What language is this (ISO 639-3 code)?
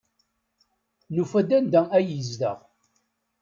kab